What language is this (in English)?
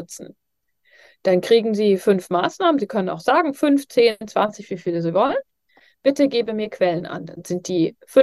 German